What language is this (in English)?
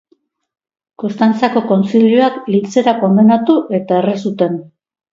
Basque